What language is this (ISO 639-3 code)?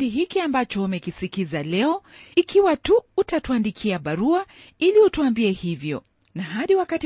swa